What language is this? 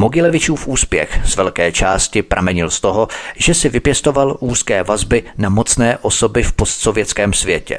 Czech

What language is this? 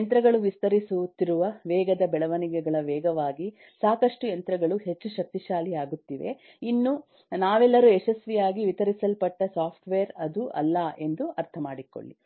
Kannada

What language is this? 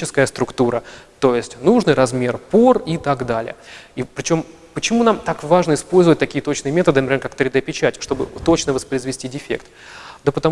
Russian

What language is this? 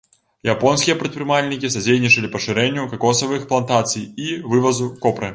Belarusian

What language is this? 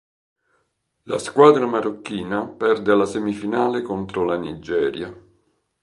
Italian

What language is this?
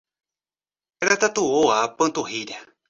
Portuguese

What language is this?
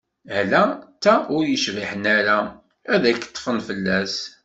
Kabyle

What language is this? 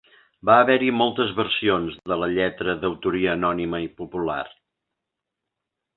Catalan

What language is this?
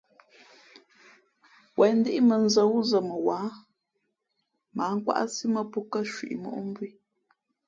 Fe'fe'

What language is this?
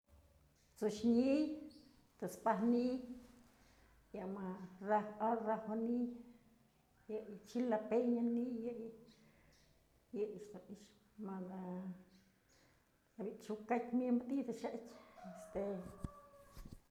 Mazatlán Mixe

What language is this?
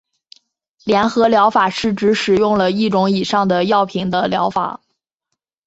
Chinese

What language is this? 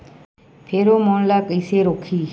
Chhattisgarhi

